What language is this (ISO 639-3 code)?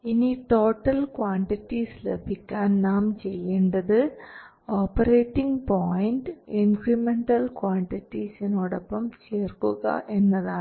mal